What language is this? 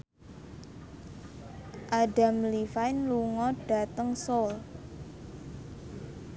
Javanese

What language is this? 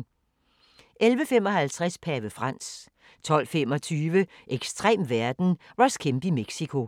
Danish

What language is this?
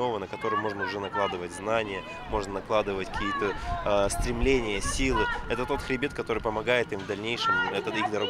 Russian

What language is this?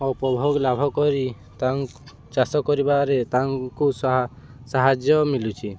Odia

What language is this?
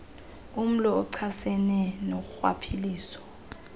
Xhosa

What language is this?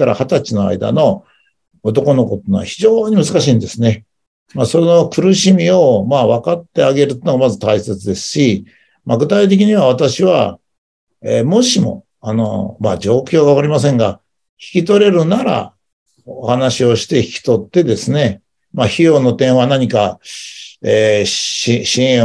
Japanese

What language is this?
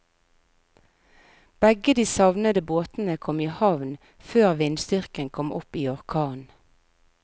Norwegian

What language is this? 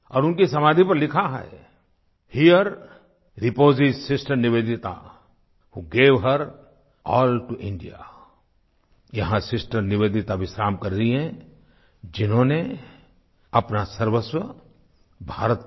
Hindi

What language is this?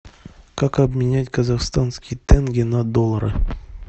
Russian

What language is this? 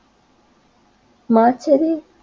Bangla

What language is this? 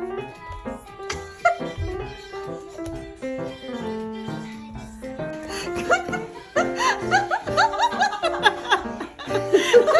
Korean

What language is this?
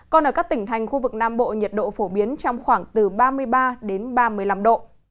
Vietnamese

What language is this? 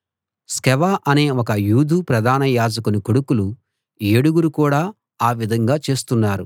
Telugu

